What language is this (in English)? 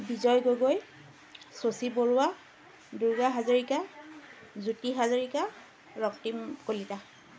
Assamese